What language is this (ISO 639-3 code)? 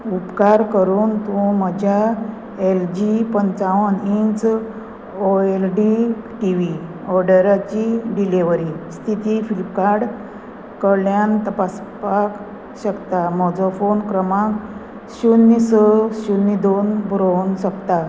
kok